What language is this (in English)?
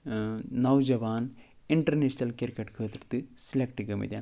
Kashmiri